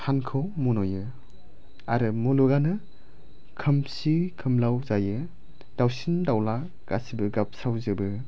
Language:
Bodo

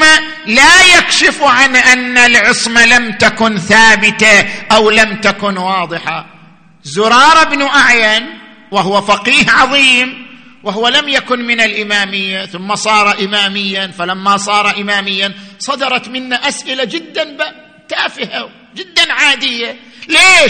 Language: Arabic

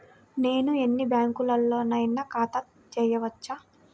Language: Telugu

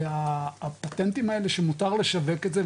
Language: Hebrew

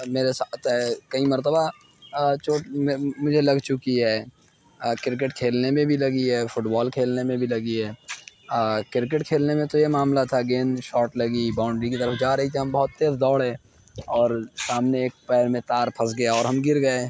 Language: Urdu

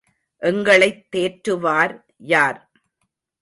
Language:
Tamil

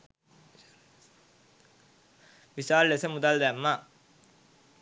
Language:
Sinhala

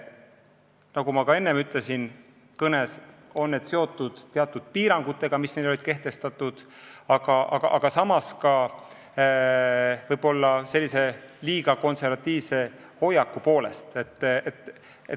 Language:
Estonian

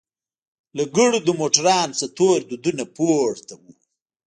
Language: Pashto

